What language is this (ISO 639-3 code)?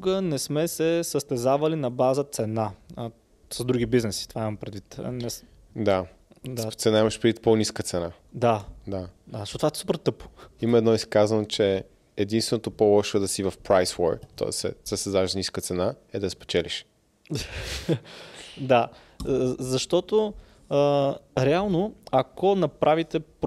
bul